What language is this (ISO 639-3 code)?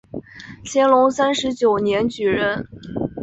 zho